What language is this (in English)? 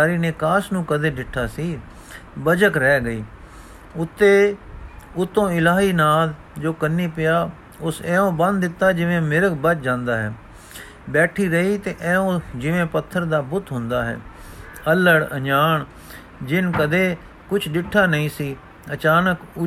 Punjabi